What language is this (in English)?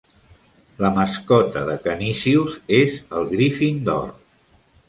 Catalan